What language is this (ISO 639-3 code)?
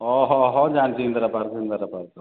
ori